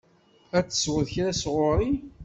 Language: Kabyle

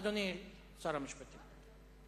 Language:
Hebrew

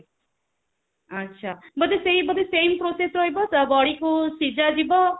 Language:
Odia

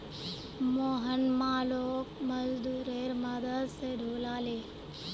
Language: Magahi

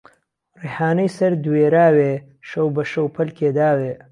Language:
Central Kurdish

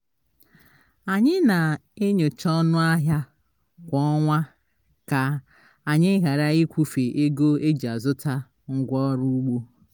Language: Igbo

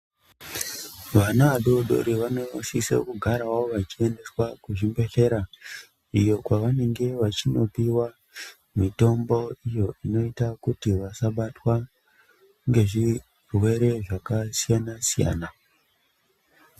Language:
Ndau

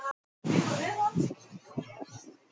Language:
Icelandic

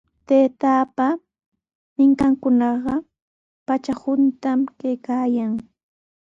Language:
Sihuas Ancash Quechua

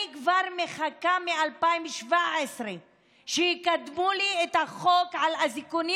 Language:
Hebrew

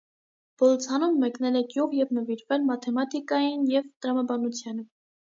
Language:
Armenian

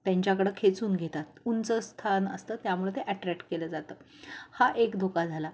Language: Marathi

